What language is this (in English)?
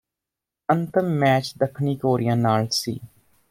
Punjabi